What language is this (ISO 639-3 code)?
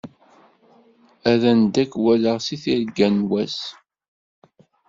kab